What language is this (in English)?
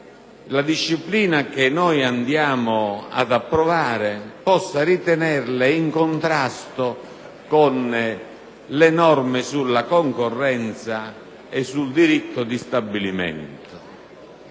Italian